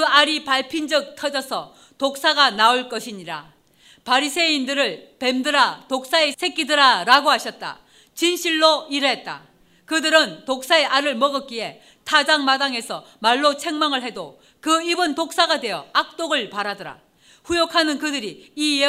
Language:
Korean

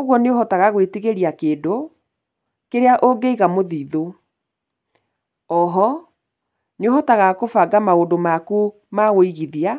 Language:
Kikuyu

